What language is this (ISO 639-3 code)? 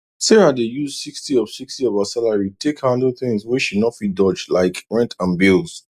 pcm